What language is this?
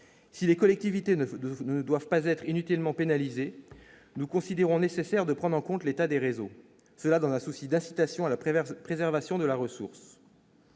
French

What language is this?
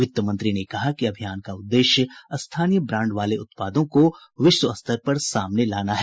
Hindi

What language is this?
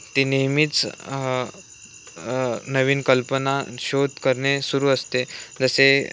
Marathi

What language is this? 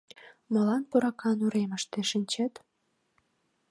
Mari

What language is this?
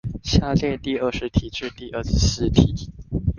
Chinese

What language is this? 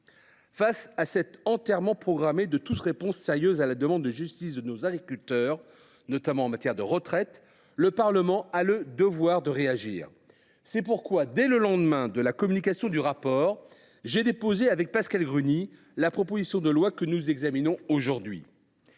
French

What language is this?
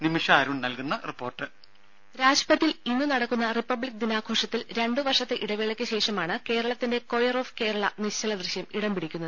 Malayalam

